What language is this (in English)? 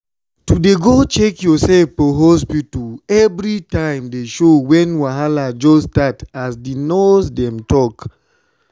Nigerian Pidgin